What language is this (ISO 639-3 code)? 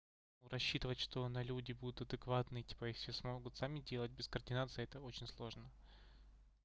rus